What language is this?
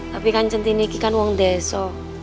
Indonesian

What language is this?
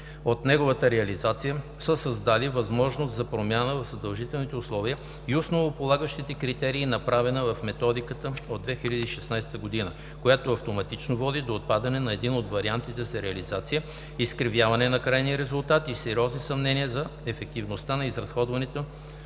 Bulgarian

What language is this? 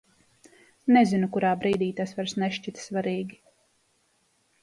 Latvian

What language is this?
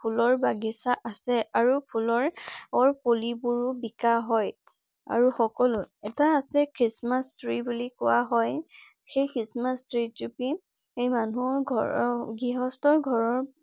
Assamese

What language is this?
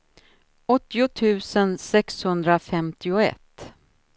Swedish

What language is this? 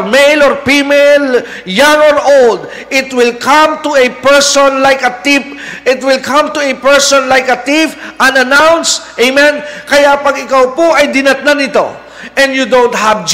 Filipino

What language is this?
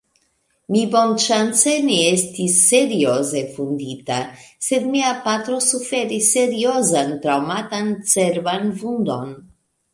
Esperanto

